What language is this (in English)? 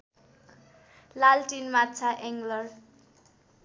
Nepali